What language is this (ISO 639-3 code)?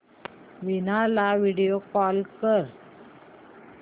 mar